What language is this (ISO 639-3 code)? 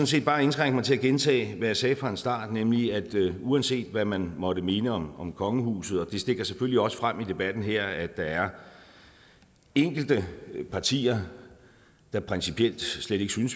dan